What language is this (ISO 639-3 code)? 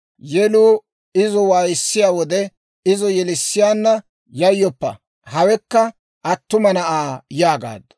dwr